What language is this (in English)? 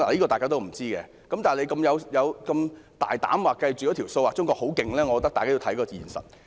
Cantonese